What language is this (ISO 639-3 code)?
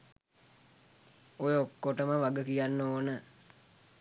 sin